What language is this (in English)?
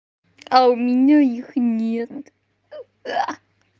Russian